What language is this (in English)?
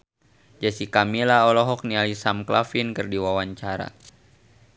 Sundanese